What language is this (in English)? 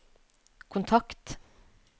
Norwegian